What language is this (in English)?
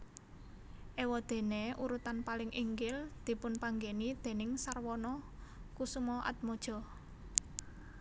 Javanese